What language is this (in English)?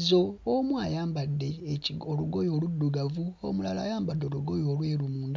Ganda